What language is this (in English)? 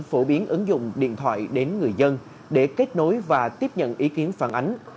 Vietnamese